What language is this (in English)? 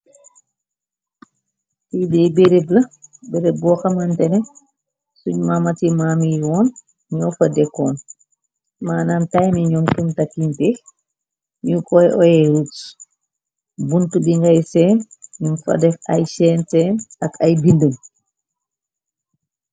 Wolof